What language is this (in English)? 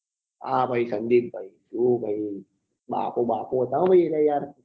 Gujarati